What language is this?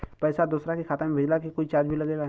Bhojpuri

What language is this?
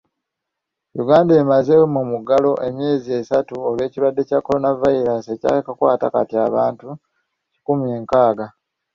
Ganda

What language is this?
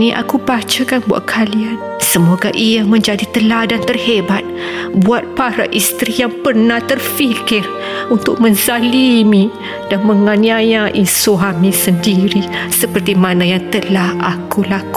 Malay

